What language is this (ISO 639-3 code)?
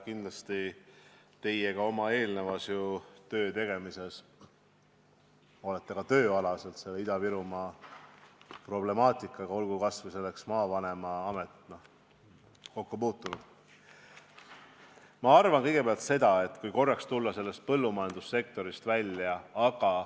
est